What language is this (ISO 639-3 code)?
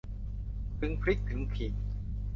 tha